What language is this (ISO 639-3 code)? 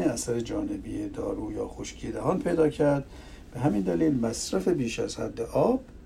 fas